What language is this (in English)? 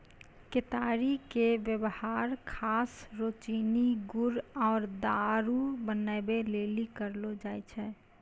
Maithili